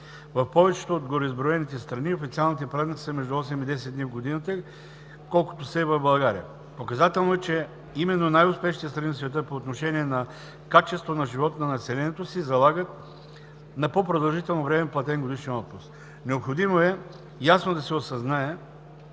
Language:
Bulgarian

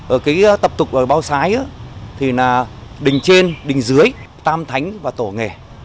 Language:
Vietnamese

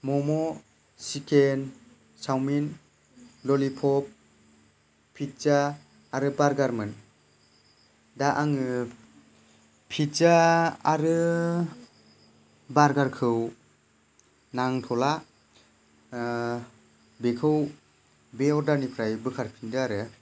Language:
Bodo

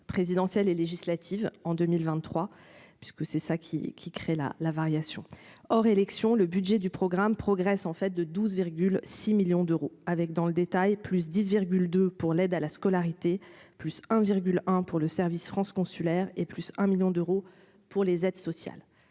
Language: French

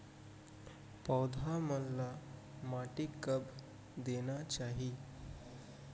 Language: Chhattisgarhi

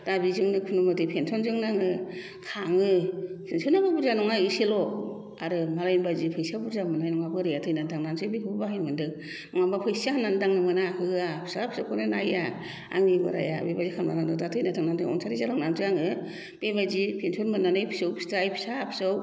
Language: Bodo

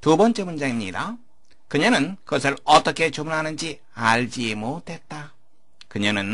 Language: Korean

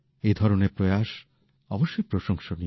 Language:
Bangla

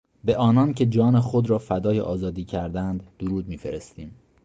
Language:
Persian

